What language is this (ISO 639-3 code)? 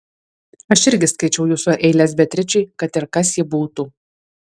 lit